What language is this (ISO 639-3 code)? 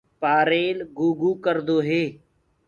ggg